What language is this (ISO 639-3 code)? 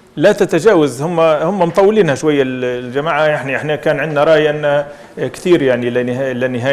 ara